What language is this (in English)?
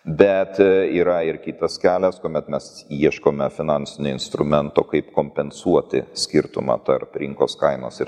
Lithuanian